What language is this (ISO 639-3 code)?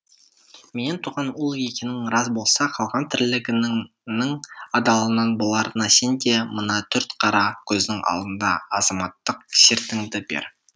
kaz